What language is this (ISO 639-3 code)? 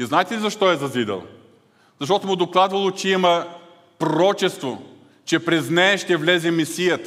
bul